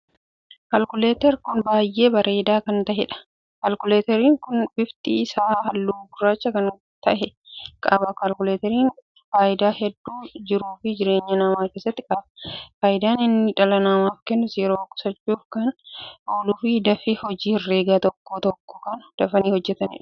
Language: Oromo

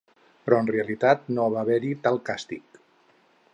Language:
Catalan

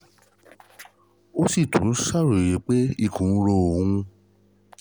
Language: Yoruba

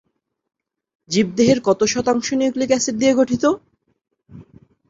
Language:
Bangla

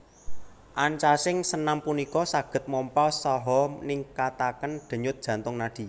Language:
Javanese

